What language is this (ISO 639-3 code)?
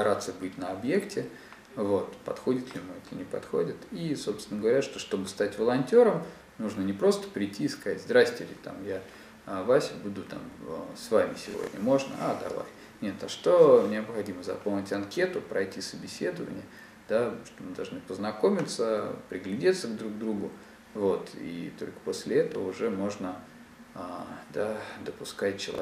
rus